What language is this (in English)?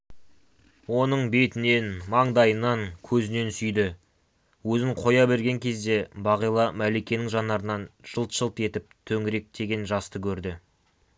Kazakh